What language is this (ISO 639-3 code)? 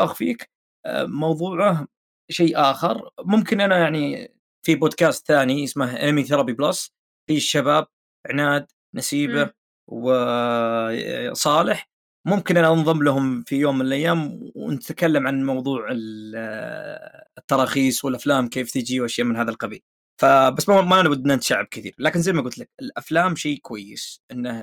ara